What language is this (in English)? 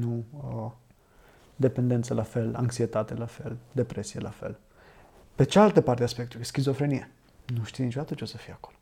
Romanian